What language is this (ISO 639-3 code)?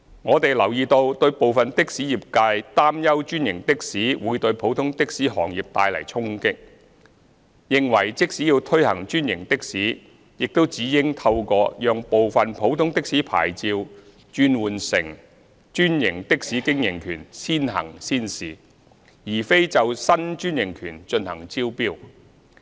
yue